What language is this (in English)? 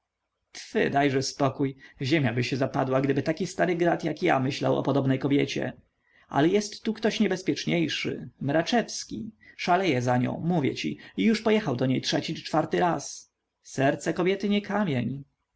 Polish